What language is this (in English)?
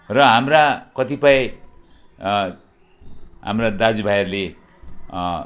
Nepali